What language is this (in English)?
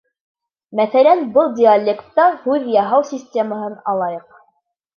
Bashkir